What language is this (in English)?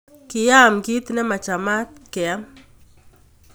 Kalenjin